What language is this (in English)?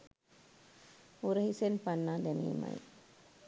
Sinhala